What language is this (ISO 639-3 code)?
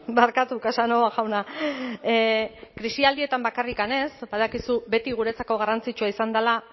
eus